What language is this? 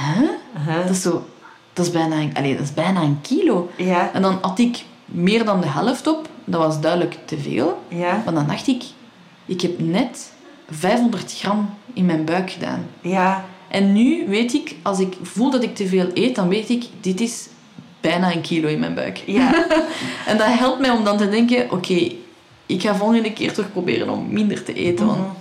Dutch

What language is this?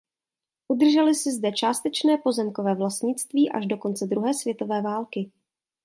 Czech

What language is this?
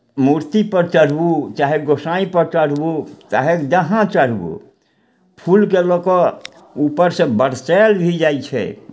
Maithili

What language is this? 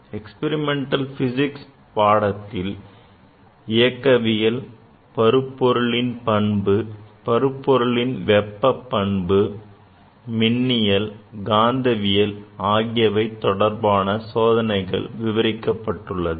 Tamil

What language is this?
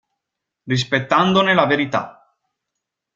Italian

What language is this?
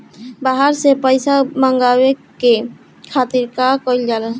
Bhojpuri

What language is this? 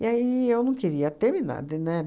Portuguese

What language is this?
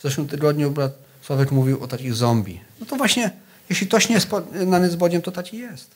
Polish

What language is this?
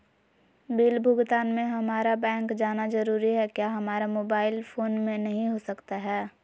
Magahi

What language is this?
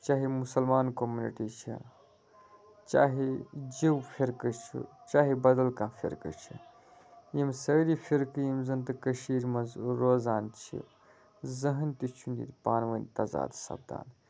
Kashmiri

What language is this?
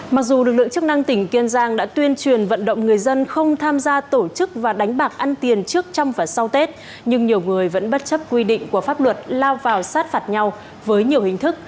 Vietnamese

